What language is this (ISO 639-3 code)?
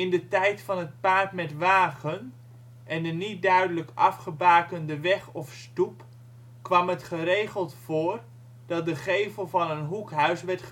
nld